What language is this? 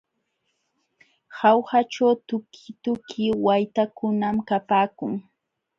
Jauja Wanca Quechua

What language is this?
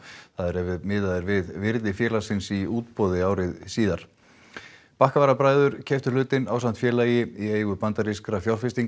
Icelandic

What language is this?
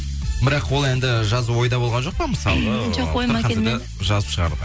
Kazakh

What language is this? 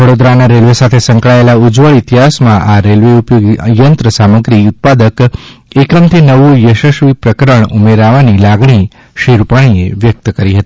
Gujarati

